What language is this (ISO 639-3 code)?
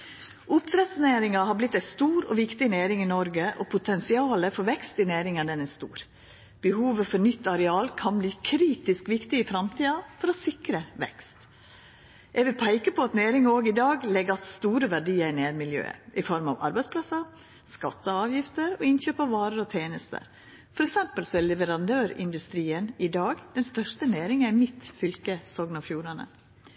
nno